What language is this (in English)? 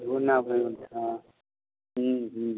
Maithili